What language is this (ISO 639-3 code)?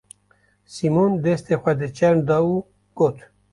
kur